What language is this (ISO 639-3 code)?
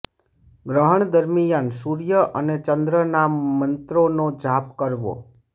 guj